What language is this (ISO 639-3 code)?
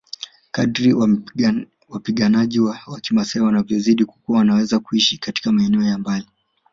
swa